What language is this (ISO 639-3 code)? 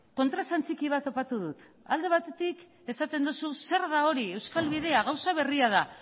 eus